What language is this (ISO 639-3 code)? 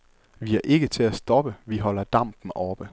dan